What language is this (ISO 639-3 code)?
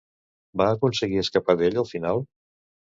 cat